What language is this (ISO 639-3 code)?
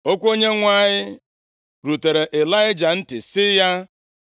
ibo